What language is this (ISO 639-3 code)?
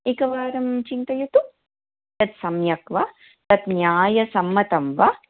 san